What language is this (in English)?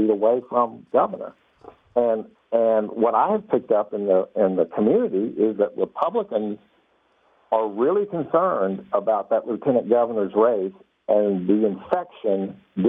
English